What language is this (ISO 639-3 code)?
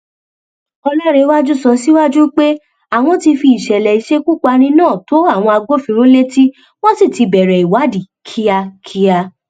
yor